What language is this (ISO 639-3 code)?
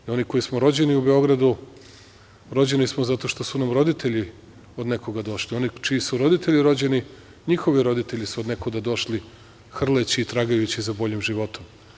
srp